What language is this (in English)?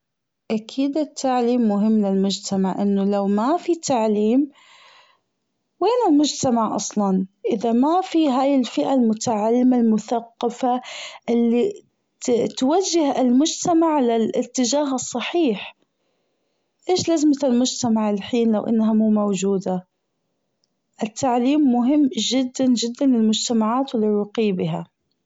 Gulf Arabic